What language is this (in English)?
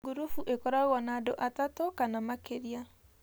Kikuyu